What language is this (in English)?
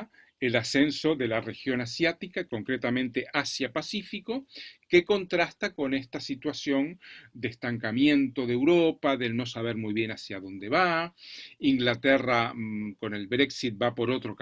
Spanish